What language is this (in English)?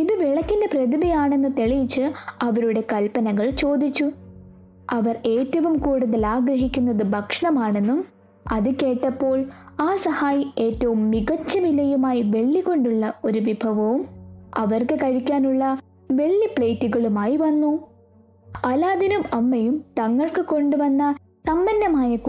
Malayalam